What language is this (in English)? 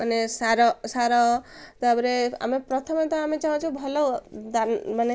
Odia